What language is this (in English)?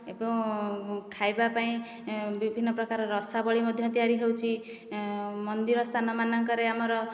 Odia